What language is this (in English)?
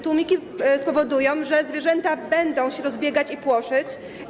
Polish